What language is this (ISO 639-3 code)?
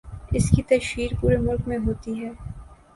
urd